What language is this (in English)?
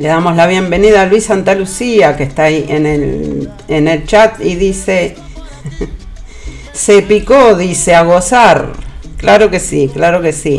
Spanish